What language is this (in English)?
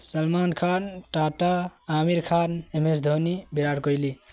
Urdu